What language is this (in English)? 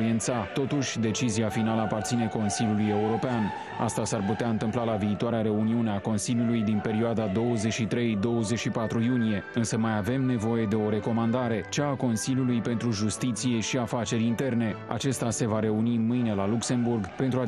Romanian